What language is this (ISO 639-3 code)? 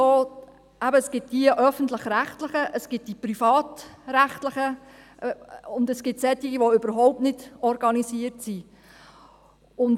gsw